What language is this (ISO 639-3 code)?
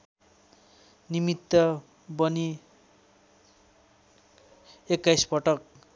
nep